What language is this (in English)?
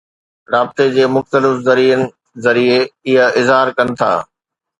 Sindhi